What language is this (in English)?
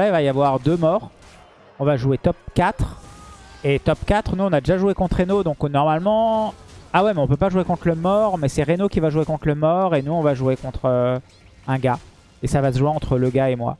French